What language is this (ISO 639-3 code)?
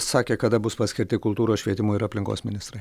lit